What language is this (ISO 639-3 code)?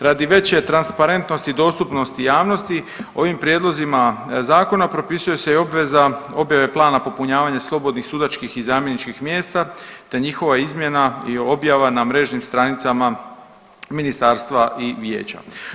hrv